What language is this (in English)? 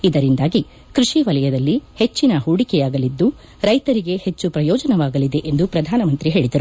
Kannada